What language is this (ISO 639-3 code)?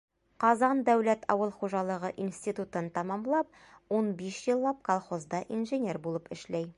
bak